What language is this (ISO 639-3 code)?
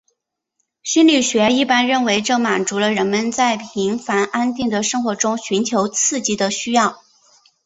zho